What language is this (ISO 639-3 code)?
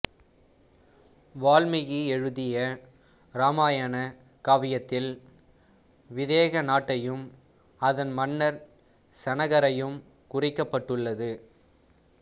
tam